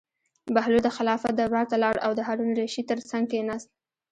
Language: Pashto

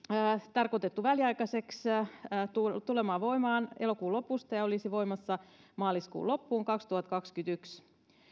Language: Finnish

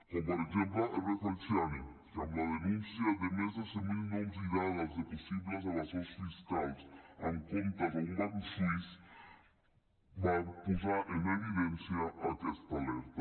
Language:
Catalan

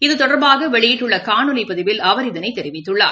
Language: Tamil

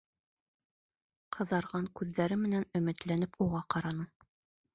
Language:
Bashkir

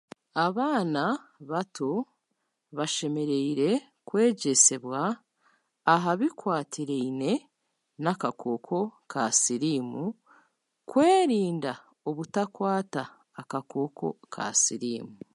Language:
Chiga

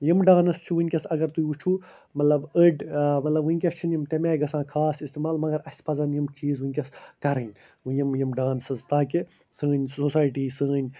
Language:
Kashmiri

